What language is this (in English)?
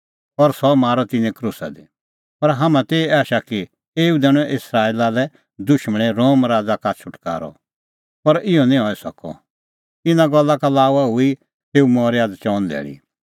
Kullu Pahari